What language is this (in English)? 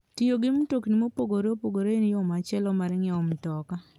Luo (Kenya and Tanzania)